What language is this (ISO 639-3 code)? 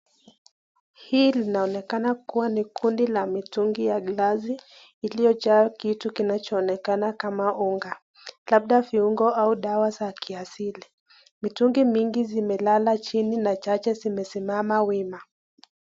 swa